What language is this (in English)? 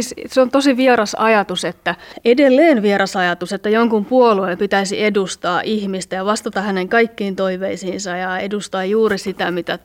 Finnish